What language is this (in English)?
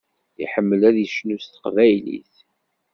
Kabyle